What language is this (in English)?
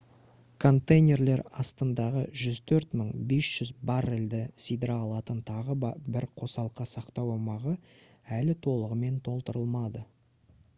Kazakh